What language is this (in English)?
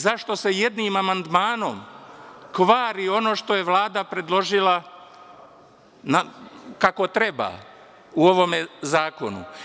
Serbian